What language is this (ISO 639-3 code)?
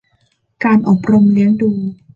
tha